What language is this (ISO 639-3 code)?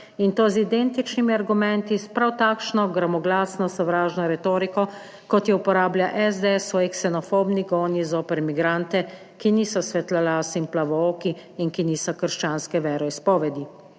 slv